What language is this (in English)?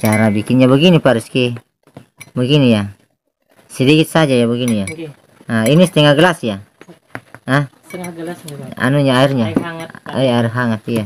Indonesian